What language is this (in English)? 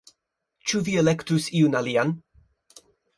Esperanto